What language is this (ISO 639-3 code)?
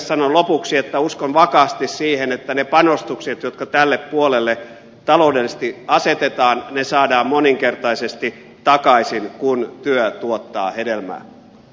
fin